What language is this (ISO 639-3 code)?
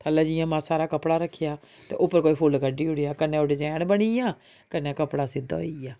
doi